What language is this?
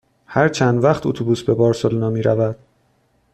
Persian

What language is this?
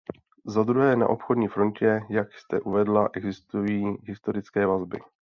Czech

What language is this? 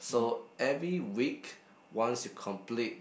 English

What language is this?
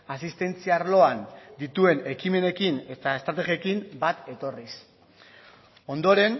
Basque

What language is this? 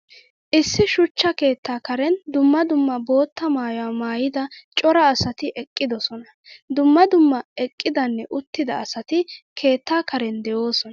Wolaytta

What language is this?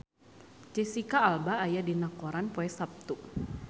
Sundanese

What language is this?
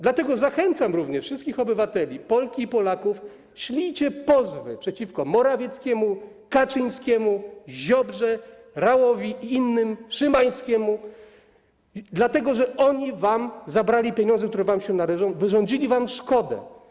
Polish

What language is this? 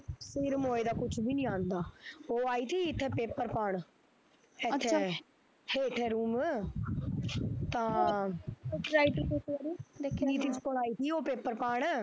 Punjabi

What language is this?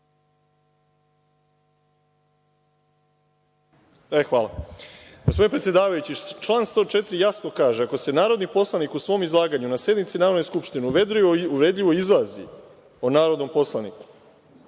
Serbian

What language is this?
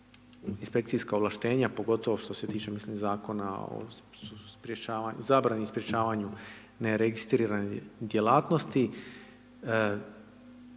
Croatian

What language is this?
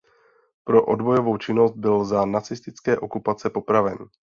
Czech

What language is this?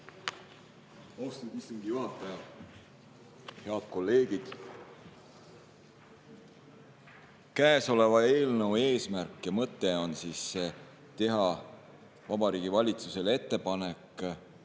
Estonian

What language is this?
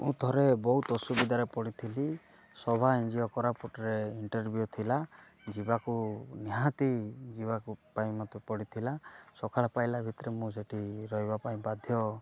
Odia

